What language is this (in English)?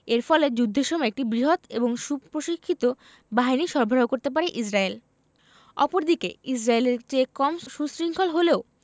Bangla